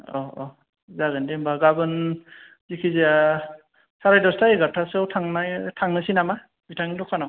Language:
Bodo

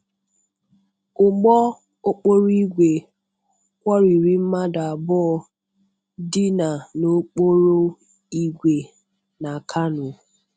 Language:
Igbo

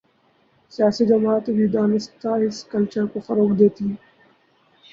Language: Urdu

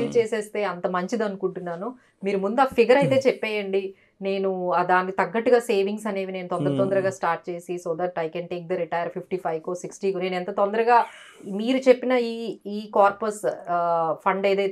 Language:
Telugu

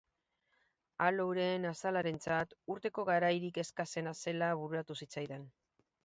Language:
Basque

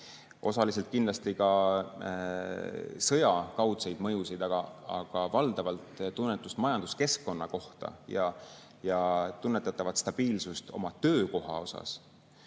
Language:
Estonian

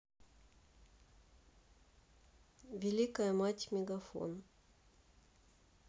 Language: Russian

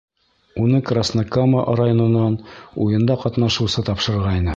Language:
Bashkir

